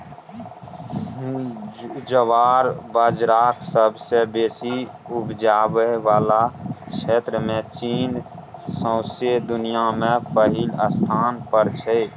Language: Maithili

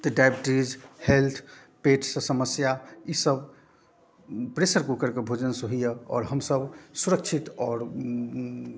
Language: Maithili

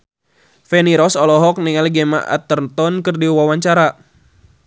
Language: Sundanese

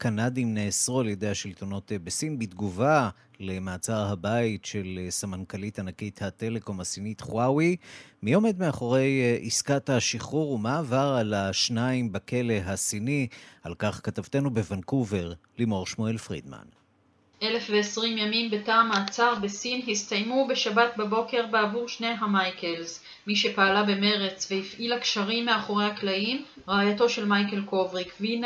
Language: Hebrew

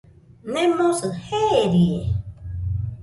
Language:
Nüpode Huitoto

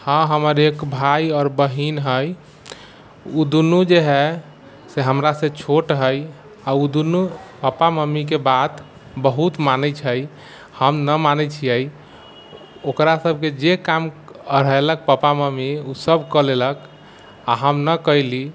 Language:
Maithili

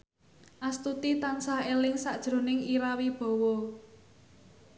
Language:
Javanese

